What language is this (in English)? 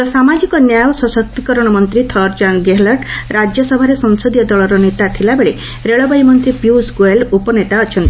Odia